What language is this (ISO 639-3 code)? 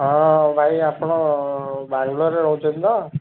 ori